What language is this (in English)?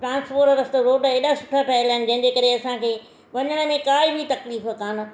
Sindhi